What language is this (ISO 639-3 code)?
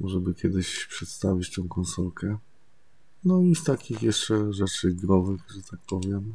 pol